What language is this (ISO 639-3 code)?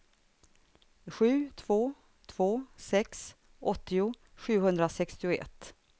swe